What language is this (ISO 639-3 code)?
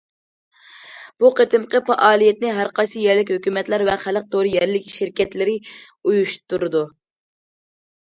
uig